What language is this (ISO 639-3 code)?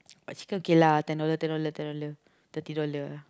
eng